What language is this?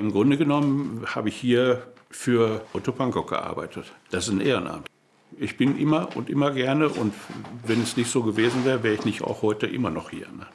German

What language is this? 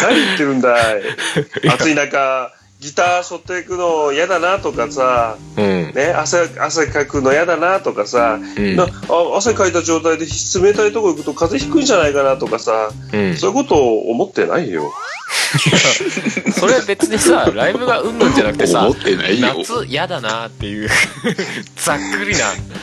Japanese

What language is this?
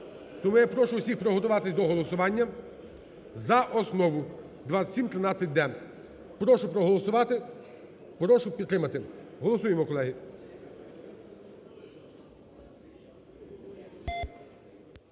Ukrainian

